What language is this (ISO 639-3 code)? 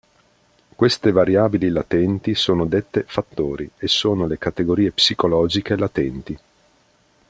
ita